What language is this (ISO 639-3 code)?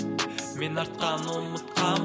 kaz